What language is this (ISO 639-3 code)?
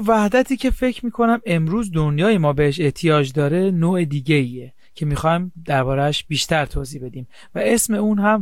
fas